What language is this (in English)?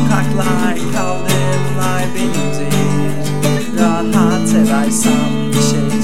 Turkish